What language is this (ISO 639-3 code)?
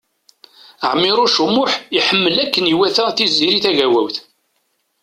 kab